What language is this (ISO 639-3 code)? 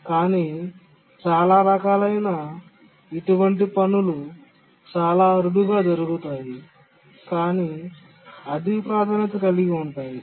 tel